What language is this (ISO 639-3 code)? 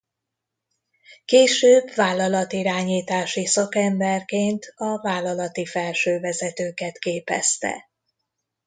hun